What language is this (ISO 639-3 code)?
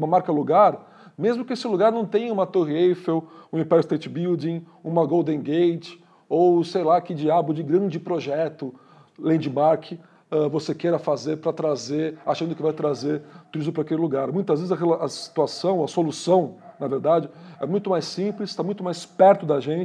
por